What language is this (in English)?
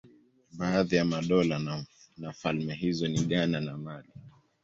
Swahili